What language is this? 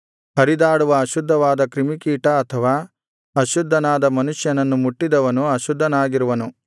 Kannada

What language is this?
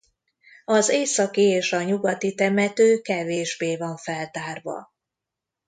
Hungarian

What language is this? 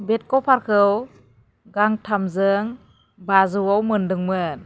Bodo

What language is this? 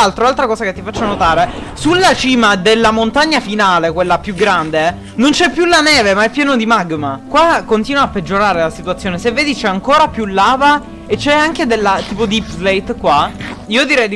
Italian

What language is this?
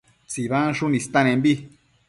Matsés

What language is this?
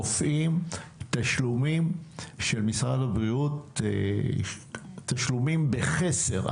Hebrew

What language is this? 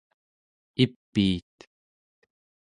Central Yupik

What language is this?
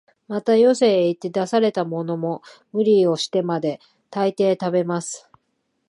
Japanese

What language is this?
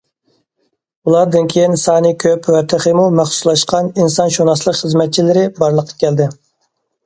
Uyghur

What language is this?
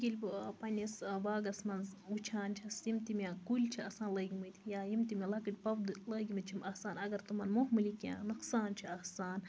Kashmiri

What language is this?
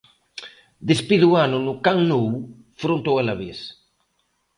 Galician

